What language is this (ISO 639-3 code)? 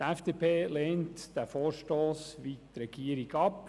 gsw